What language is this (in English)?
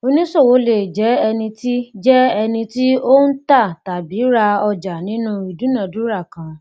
Yoruba